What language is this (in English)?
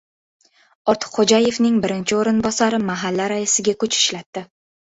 Uzbek